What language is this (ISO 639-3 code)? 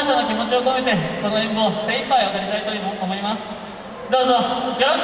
jpn